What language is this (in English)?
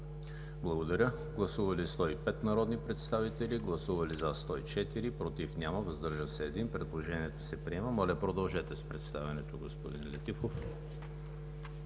Bulgarian